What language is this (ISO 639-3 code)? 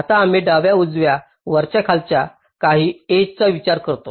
mar